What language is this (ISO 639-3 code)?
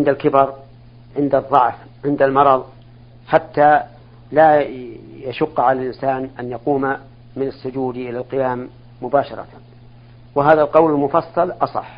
ara